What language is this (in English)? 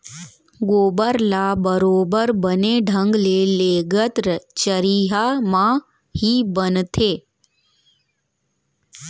Chhattisgarhi